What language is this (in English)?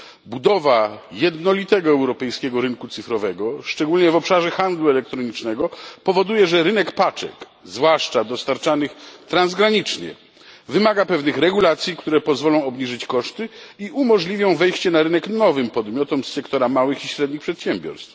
Polish